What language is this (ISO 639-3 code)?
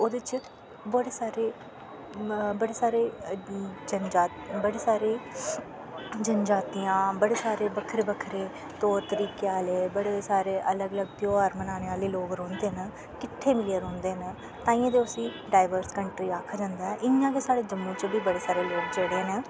doi